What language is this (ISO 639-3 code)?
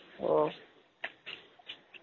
tam